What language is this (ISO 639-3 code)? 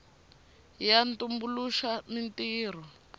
tso